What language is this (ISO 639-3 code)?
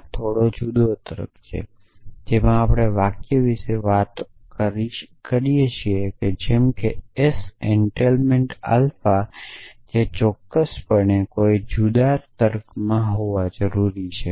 guj